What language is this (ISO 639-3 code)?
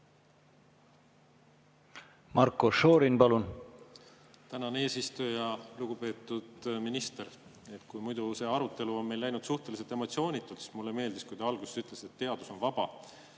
est